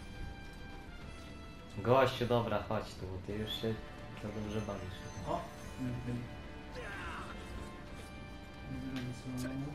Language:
Polish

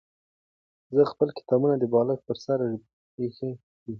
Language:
Pashto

